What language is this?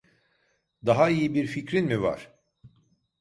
Turkish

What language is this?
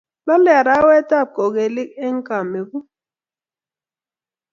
Kalenjin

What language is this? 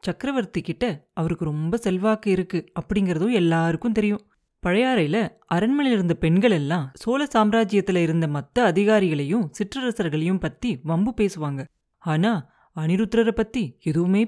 Tamil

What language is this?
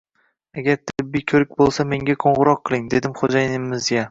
Uzbek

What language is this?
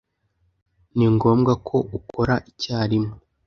Kinyarwanda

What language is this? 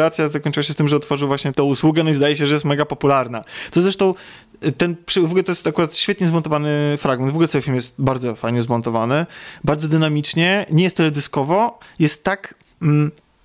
Polish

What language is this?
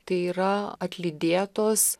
Lithuanian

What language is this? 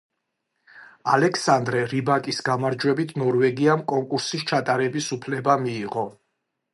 Georgian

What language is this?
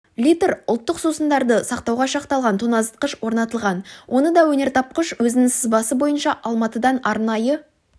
Kazakh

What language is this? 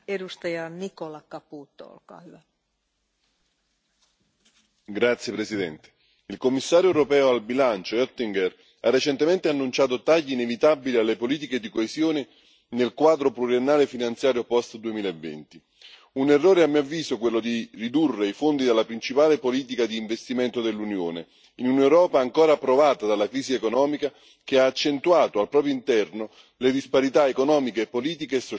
Italian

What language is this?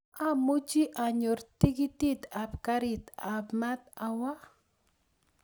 Kalenjin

